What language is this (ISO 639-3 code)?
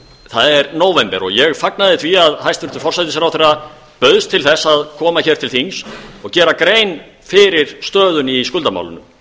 isl